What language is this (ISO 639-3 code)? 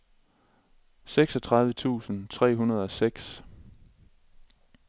dan